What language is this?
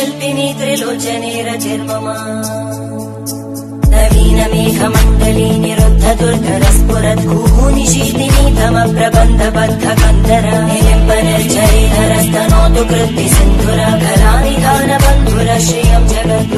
Indonesian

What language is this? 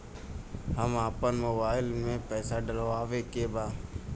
Bhojpuri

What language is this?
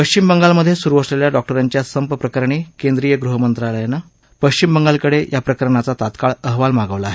Marathi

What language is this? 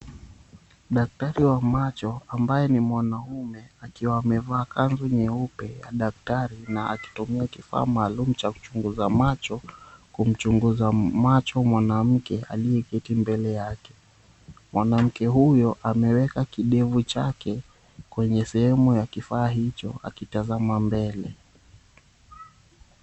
Swahili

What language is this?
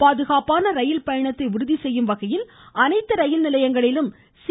Tamil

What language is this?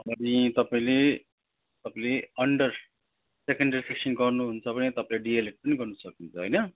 Nepali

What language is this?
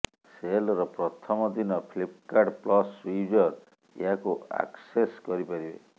Odia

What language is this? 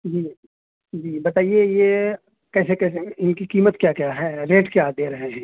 Urdu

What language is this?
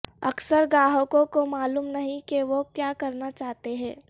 Urdu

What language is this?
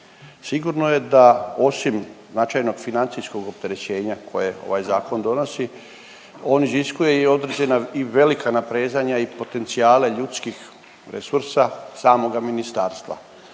Croatian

